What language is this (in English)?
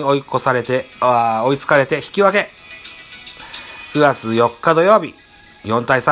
Japanese